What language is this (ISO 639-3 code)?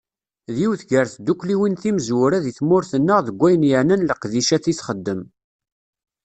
kab